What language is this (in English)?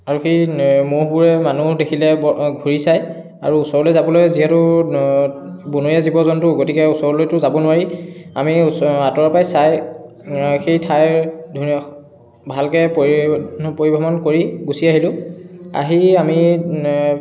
Assamese